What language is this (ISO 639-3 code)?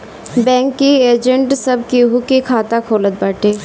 bho